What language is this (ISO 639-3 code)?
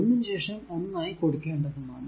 mal